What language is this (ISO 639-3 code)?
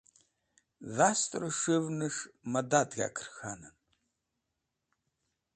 wbl